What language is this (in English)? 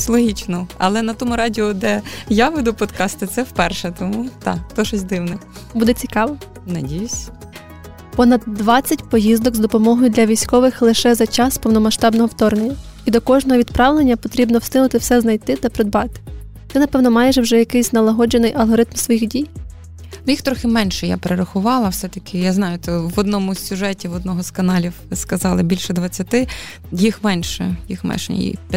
Ukrainian